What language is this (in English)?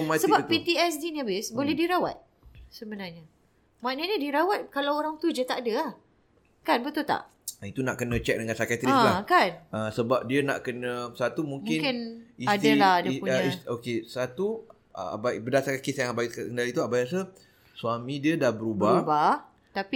Malay